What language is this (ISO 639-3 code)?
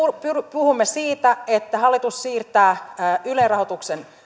fin